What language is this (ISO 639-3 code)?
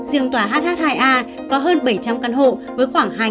vie